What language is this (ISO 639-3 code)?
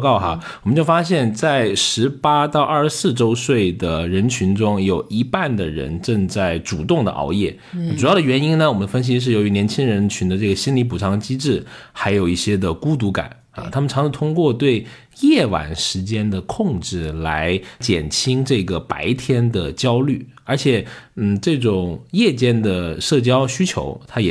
zho